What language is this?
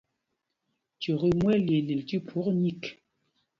Mpumpong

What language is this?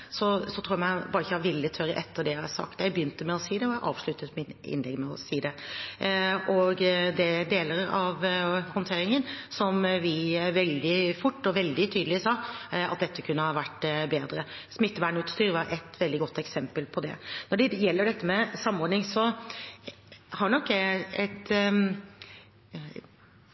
Norwegian Bokmål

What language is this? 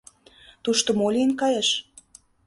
Mari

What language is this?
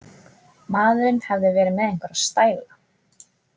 Icelandic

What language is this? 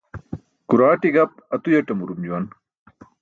Burushaski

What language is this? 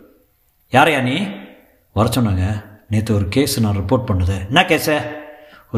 Tamil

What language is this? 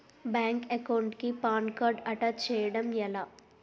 Telugu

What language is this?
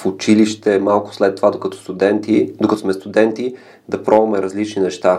Bulgarian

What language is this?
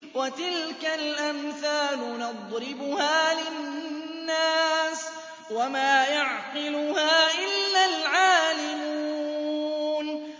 Arabic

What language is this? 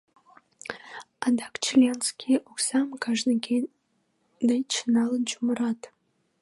Mari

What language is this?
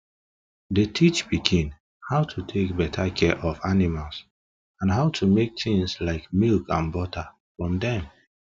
Nigerian Pidgin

